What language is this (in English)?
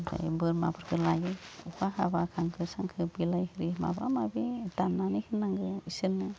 Bodo